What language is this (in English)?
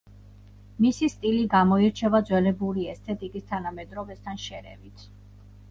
Georgian